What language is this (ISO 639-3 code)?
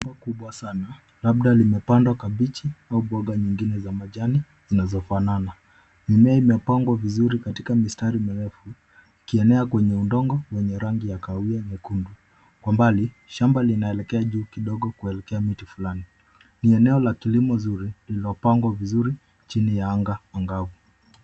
swa